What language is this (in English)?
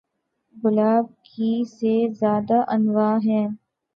Urdu